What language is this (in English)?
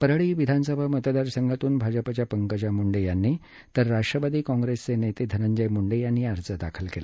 Marathi